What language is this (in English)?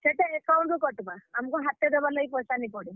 Odia